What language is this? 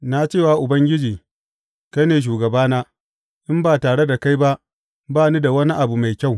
Hausa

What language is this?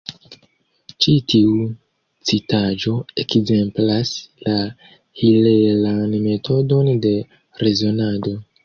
Esperanto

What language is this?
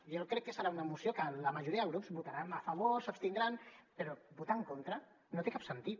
Catalan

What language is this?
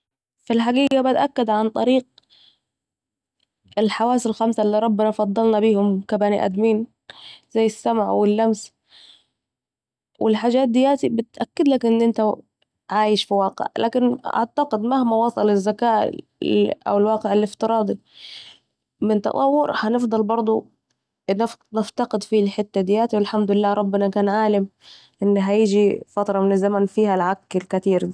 Saidi Arabic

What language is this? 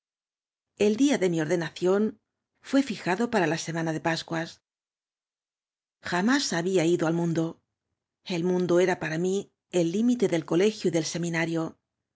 Spanish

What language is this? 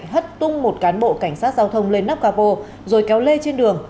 Vietnamese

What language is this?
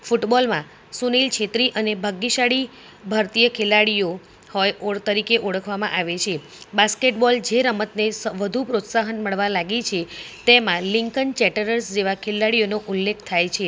Gujarati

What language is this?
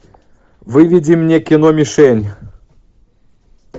Russian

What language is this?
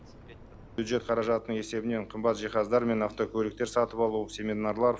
Kazakh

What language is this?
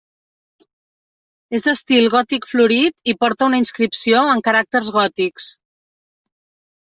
Catalan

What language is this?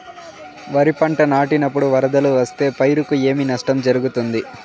Telugu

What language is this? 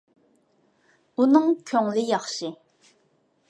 Uyghur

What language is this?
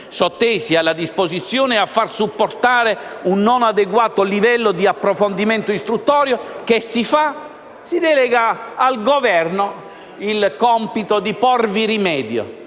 Italian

